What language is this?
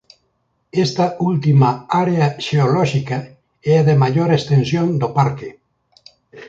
Galician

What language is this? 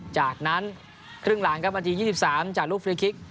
Thai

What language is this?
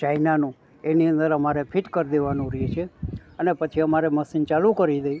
Gujarati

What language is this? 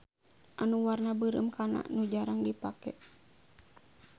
Sundanese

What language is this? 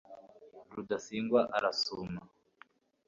Kinyarwanda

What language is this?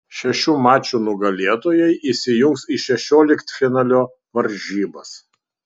Lithuanian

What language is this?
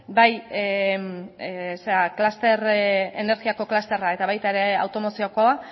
Basque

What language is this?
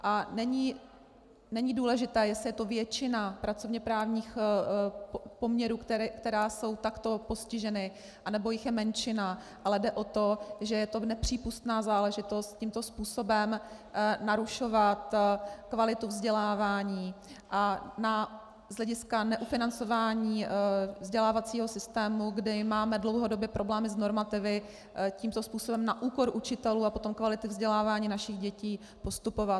Czech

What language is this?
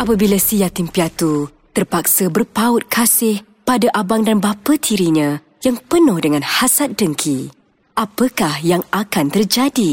Malay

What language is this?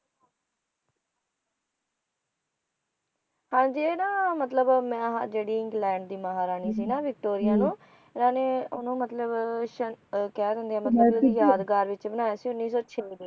Punjabi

